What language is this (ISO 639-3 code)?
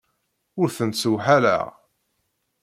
kab